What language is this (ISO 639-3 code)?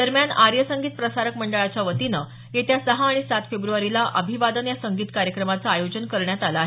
mar